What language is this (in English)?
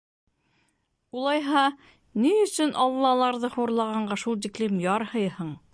Bashkir